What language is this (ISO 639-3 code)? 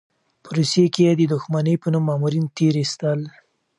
pus